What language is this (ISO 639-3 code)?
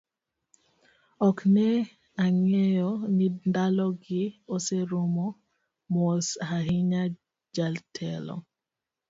luo